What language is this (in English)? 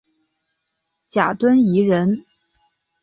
Chinese